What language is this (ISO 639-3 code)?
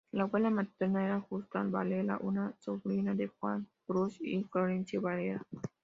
spa